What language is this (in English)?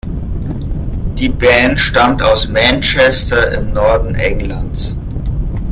German